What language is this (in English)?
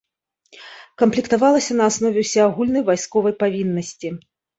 Belarusian